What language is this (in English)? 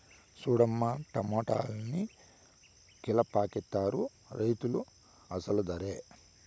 Telugu